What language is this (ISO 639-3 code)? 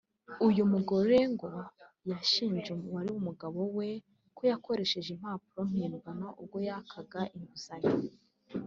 kin